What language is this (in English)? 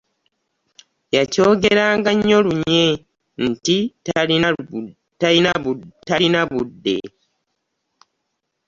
Ganda